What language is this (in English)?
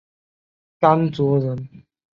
Chinese